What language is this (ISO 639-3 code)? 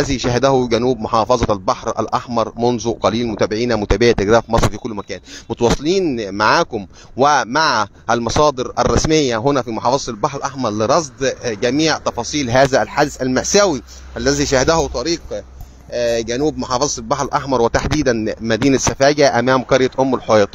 ara